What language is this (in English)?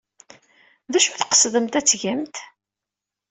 Kabyle